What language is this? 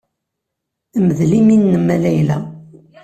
Kabyle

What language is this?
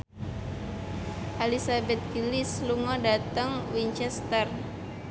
Javanese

